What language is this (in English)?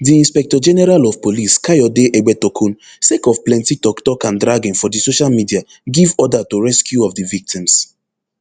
Nigerian Pidgin